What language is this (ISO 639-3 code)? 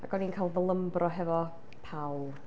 cym